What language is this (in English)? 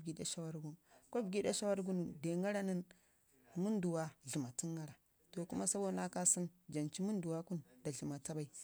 Ngizim